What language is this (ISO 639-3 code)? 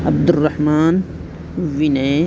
urd